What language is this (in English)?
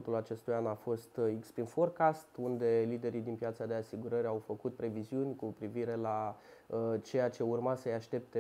Romanian